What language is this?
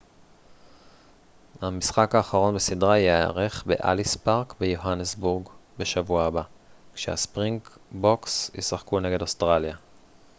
Hebrew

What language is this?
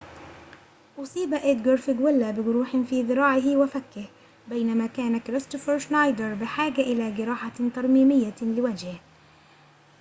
Arabic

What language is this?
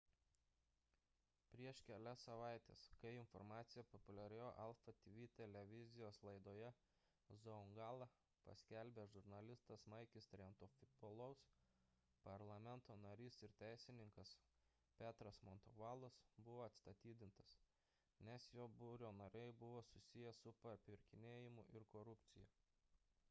Lithuanian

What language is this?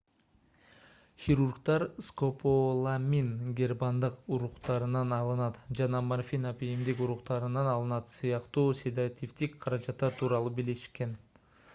Kyrgyz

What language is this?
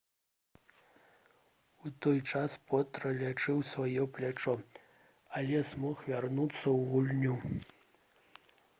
Belarusian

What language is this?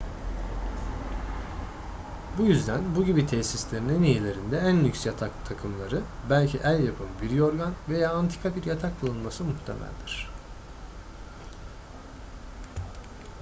Turkish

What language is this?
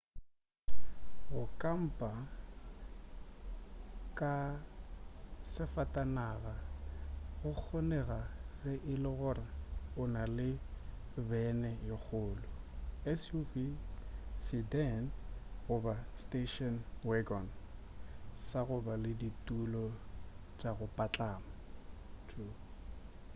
Northern Sotho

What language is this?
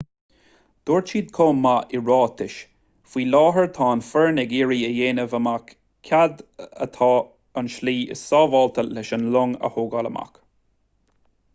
Irish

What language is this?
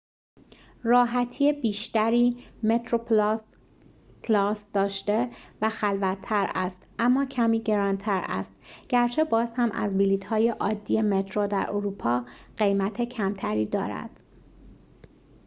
Persian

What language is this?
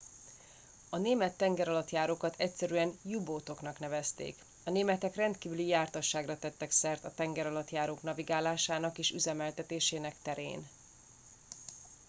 Hungarian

